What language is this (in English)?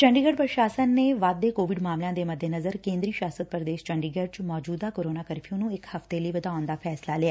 Punjabi